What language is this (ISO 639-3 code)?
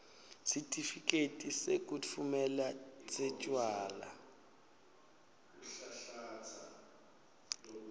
ssw